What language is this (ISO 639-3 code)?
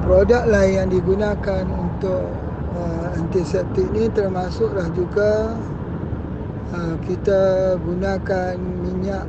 msa